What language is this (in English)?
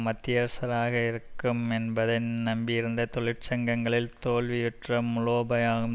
Tamil